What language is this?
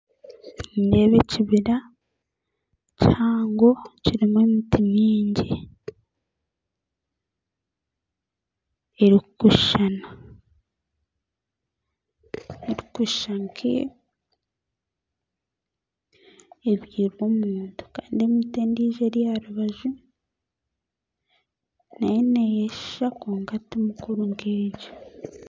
Nyankole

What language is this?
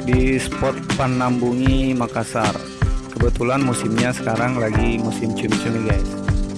Indonesian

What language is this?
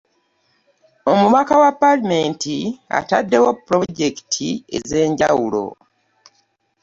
Ganda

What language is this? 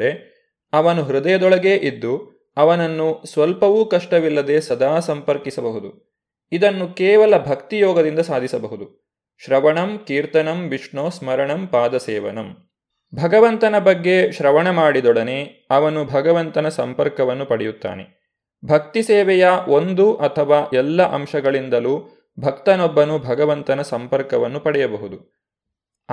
Kannada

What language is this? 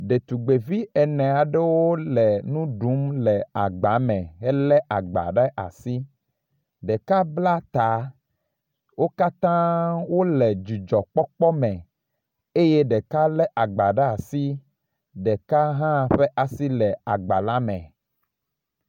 Ewe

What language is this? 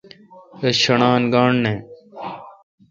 Kalkoti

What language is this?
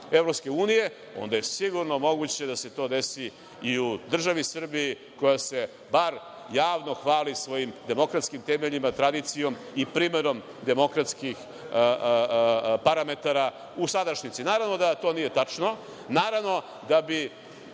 Serbian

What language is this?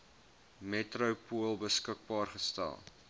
Afrikaans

